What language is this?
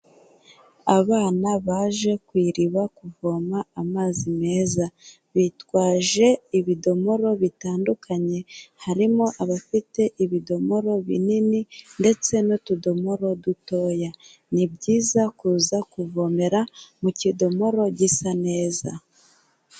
Kinyarwanda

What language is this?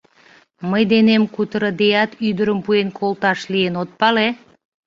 Mari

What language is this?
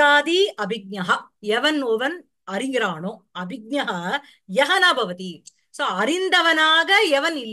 Tamil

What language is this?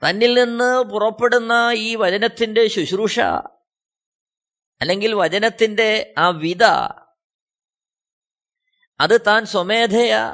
Malayalam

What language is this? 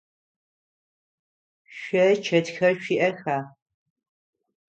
Adyghe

